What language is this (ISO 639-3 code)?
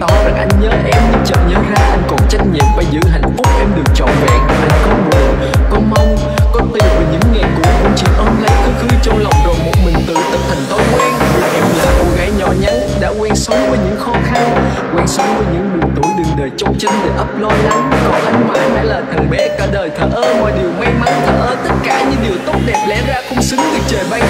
vie